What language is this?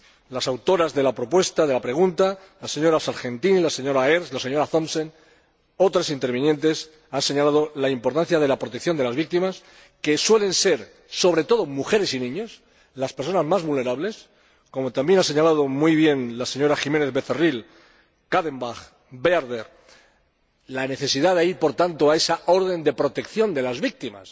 Spanish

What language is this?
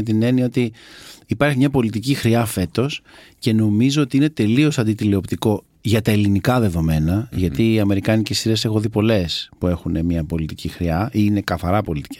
Greek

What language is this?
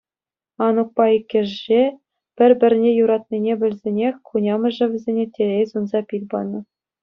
Chuvash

